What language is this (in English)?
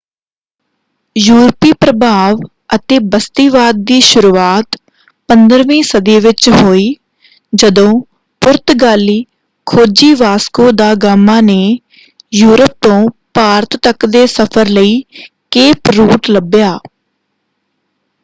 Punjabi